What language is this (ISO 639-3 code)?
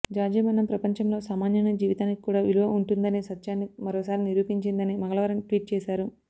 tel